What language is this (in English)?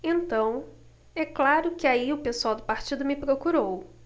Portuguese